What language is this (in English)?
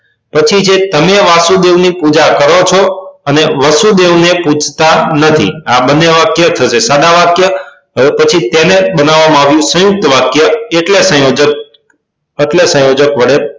Gujarati